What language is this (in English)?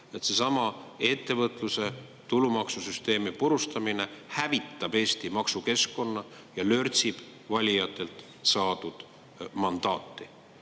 Estonian